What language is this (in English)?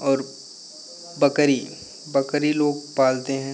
Hindi